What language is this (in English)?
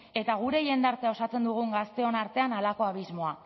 Basque